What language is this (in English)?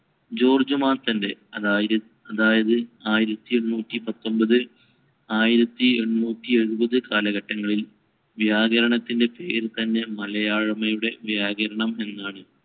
Malayalam